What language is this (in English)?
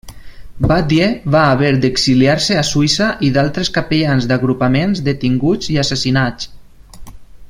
Catalan